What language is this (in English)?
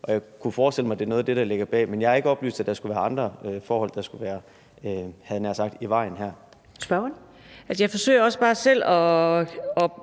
Danish